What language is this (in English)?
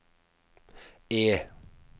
Norwegian